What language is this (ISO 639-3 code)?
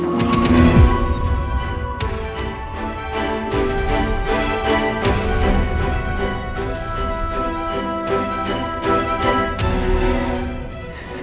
ind